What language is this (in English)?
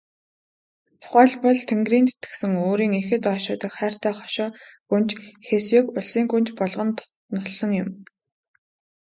Mongolian